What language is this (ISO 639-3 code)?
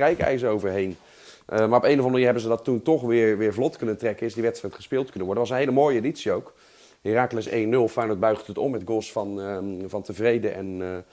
nld